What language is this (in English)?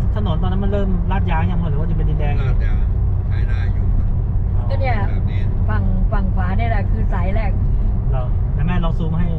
Thai